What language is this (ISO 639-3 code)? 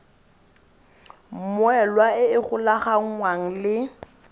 tsn